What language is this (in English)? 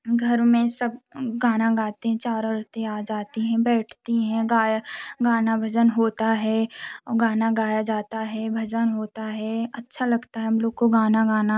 Hindi